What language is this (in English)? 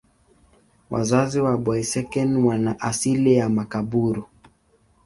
Swahili